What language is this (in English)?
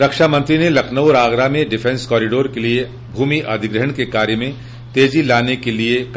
Hindi